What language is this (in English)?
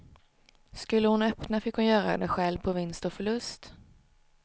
Swedish